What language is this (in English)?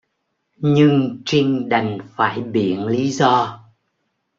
Vietnamese